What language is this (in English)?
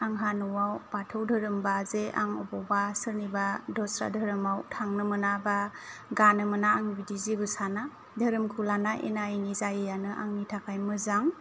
Bodo